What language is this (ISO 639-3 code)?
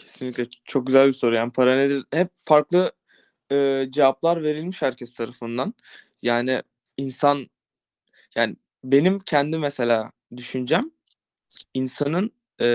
tur